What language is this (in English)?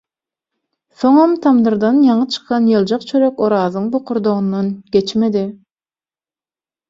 Turkmen